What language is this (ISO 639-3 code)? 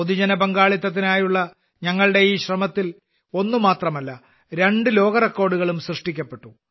mal